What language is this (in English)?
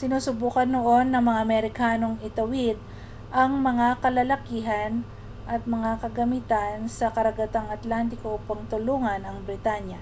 Filipino